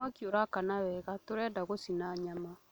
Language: Kikuyu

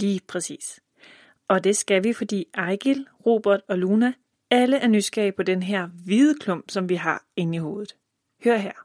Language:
Danish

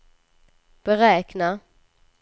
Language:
Swedish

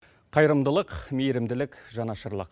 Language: Kazakh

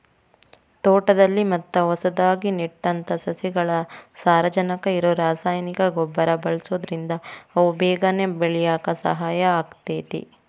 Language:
Kannada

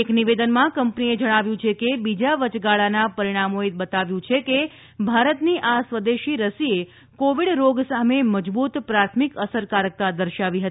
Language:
Gujarati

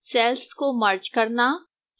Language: Hindi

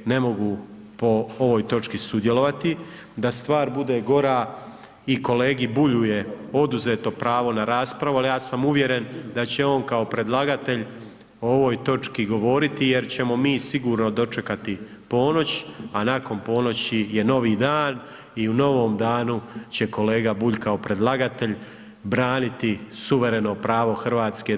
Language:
Croatian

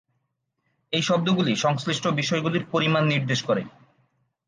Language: Bangla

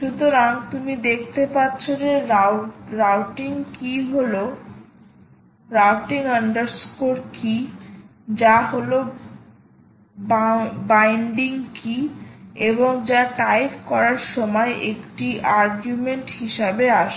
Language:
Bangla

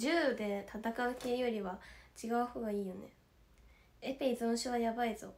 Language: Japanese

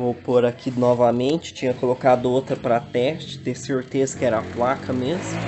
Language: Portuguese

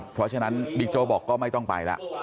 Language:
Thai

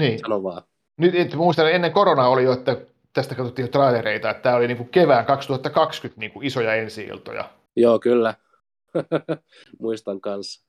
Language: Finnish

